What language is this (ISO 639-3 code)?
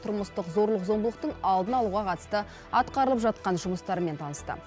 kaz